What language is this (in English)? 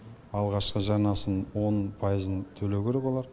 Kazakh